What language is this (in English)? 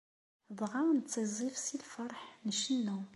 Kabyle